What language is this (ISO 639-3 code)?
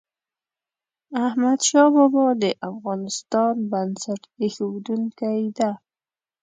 pus